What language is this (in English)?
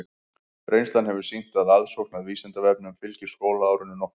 Icelandic